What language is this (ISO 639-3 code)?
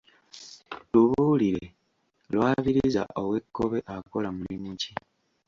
lug